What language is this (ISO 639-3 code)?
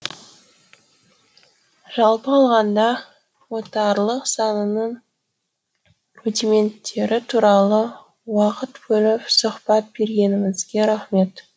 kaz